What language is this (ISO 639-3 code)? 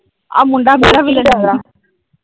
pan